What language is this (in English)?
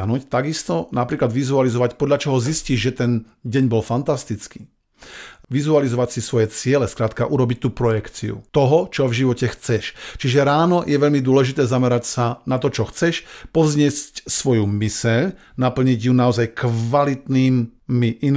Slovak